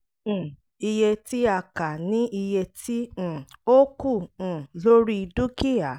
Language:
Yoruba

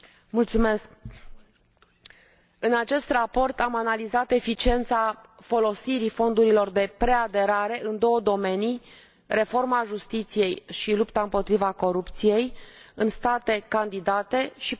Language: Romanian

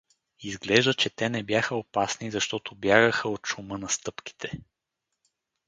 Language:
Bulgarian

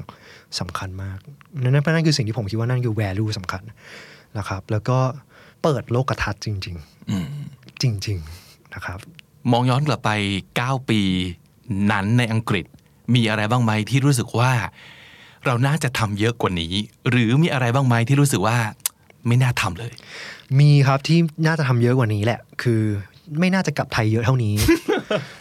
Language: Thai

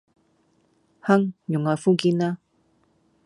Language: Cantonese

